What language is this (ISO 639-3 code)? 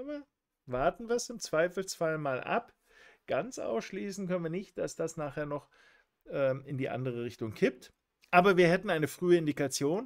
deu